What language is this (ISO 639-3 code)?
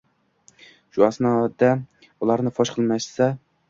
uzb